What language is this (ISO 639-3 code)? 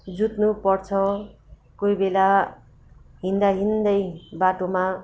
nep